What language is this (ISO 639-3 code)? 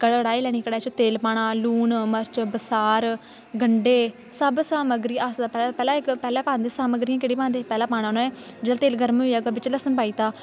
doi